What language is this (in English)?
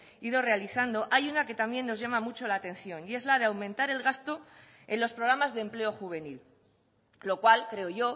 Spanish